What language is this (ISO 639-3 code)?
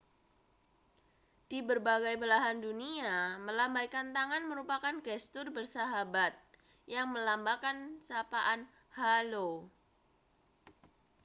ind